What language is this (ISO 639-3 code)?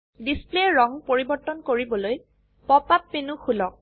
asm